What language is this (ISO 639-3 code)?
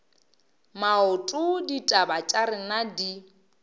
nso